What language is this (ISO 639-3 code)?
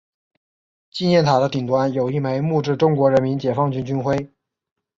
zho